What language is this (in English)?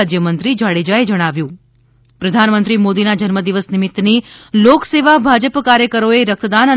Gujarati